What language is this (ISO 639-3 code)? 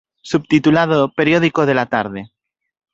glg